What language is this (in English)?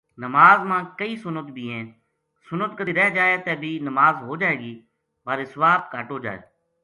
Gujari